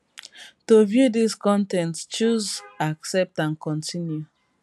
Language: Nigerian Pidgin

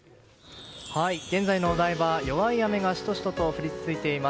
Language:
Japanese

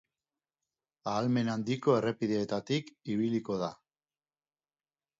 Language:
Basque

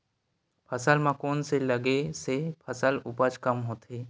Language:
Chhattisgarhi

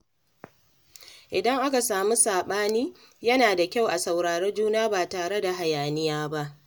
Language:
Hausa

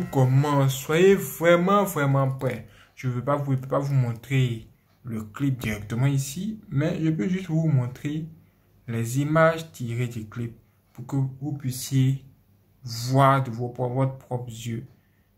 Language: French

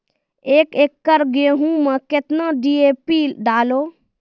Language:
Maithili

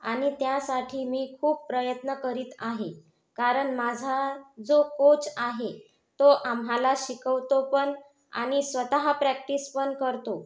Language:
Marathi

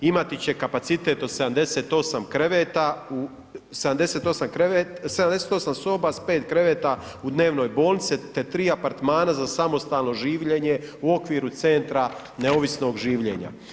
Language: Croatian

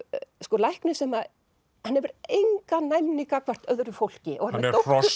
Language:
Icelandic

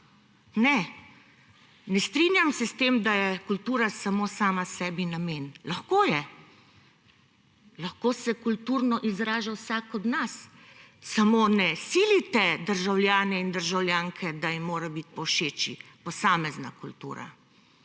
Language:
Slovenian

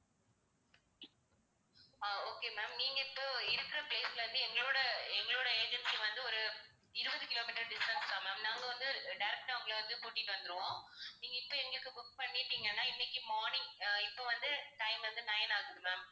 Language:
Tamil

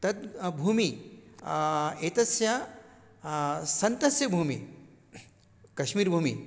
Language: Sanskrit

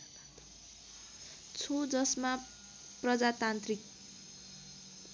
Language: Nepali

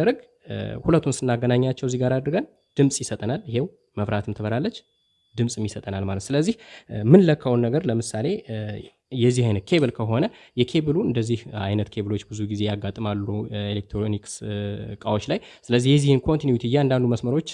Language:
Indonesian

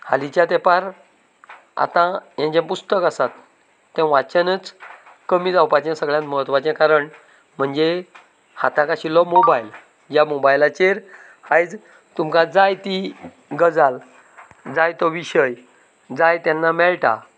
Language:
Konkani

